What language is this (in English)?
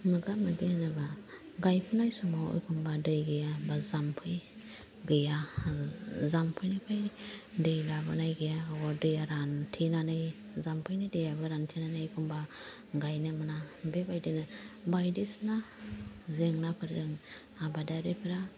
Bodo